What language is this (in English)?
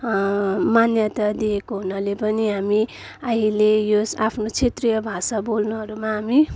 Nepali